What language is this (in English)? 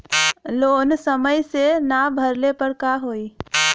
Bhojpuri